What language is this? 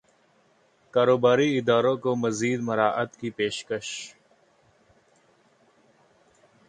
Urdu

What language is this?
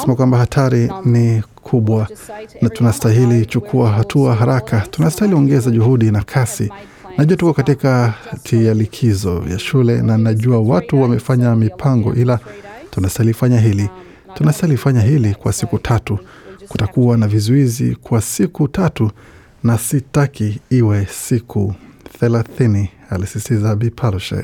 Swahili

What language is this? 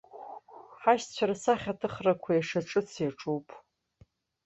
Abkhazian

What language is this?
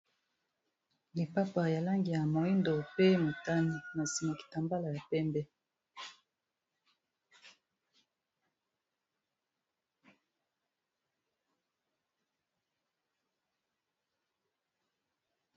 Lingala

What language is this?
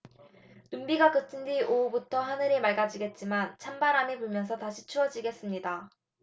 Korean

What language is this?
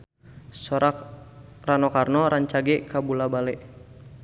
Sundanese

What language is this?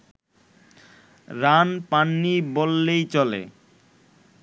Bangla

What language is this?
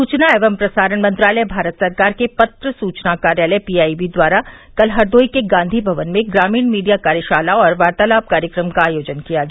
Hindi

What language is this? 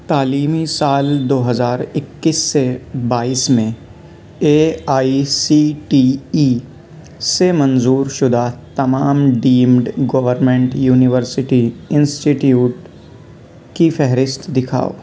Urdu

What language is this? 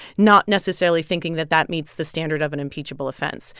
English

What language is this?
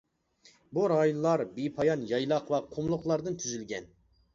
Uyghur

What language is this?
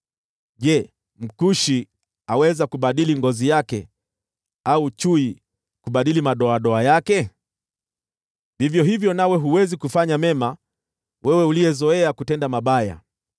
Swahili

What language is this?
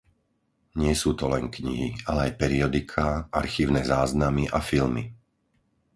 Slovak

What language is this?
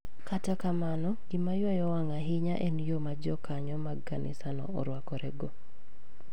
Luo (Kenya and Tanzania)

